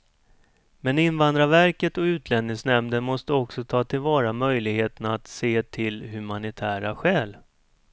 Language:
Swedish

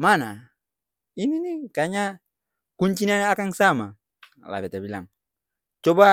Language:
Ambonese Malay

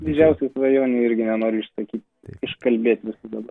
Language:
Lithuanian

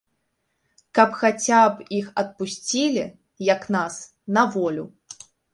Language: Belarusian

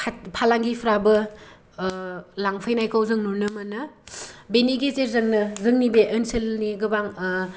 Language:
Bodo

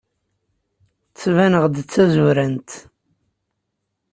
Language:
Kabyle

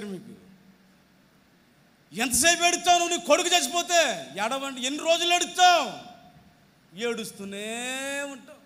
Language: Hindi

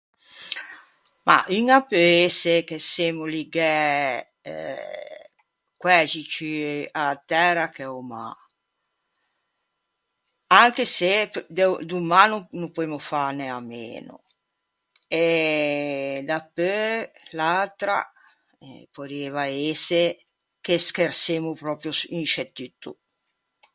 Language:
Ligurian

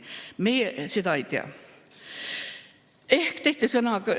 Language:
Estonian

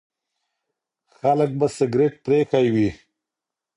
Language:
Pashto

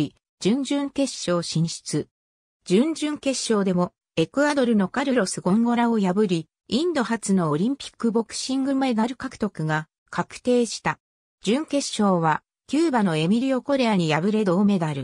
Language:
Japanese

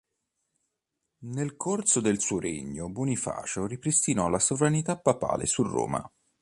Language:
Italian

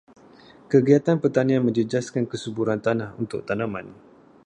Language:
Malay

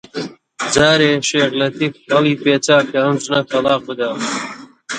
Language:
Central Kurdish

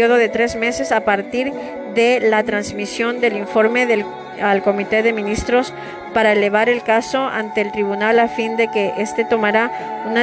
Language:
Spanish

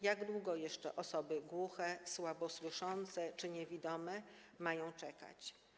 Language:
Polish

